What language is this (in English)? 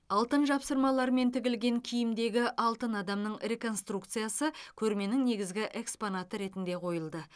Kazakh